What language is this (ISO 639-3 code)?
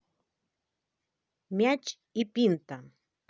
rus